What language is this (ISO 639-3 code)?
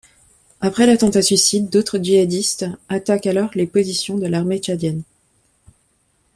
fra